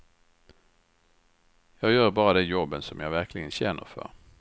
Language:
Swedish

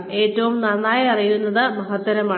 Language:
Malayalam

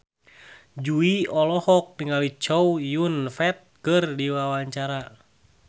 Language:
Sundanese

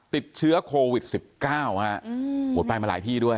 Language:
Thai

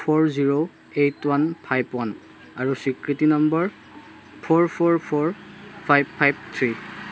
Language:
Assamese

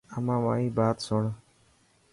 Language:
Dhatki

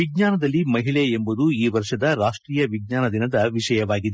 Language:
Kannada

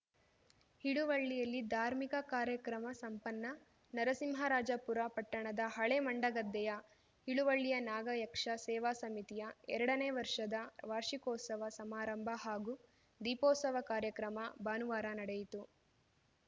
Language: Kannada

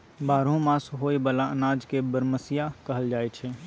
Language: Maithili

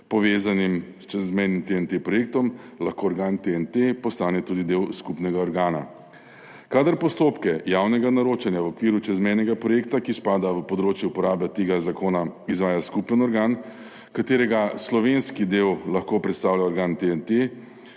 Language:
Slovenian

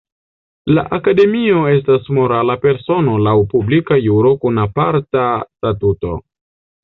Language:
Esperanto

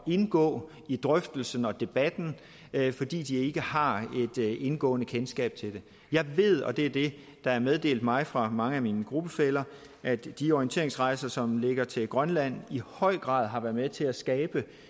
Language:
Danish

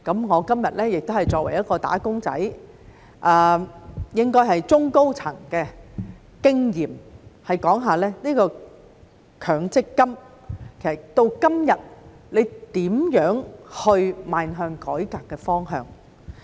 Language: Cantonese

